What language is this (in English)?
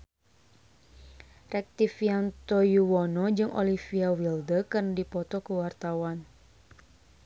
Sundanese